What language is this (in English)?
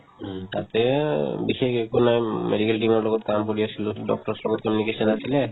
Assamese